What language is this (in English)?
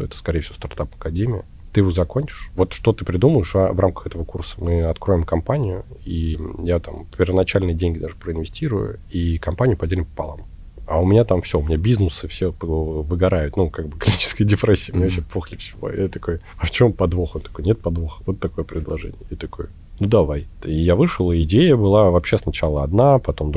Russian